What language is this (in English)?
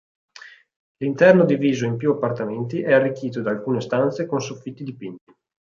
Italian